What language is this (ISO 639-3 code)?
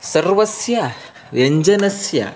san